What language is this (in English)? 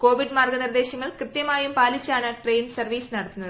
Malayalam